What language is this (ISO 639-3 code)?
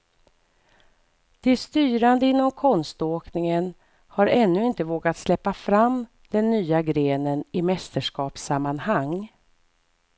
swe